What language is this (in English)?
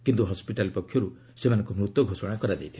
Odia